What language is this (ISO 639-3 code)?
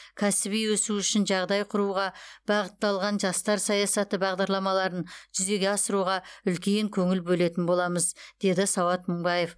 kaz